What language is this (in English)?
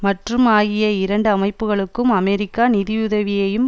Tamil